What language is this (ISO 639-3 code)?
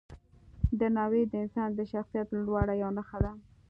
pus